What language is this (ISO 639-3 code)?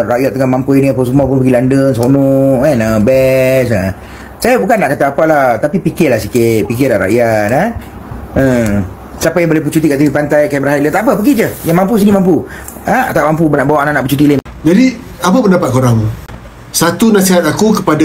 msa